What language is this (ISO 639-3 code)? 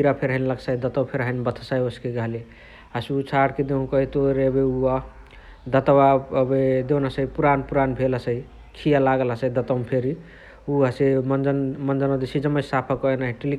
the